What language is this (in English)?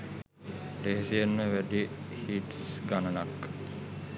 Sinhala